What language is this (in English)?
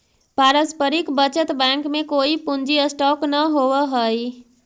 Magahi